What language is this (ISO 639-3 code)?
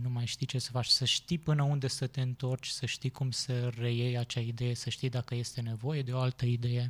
ron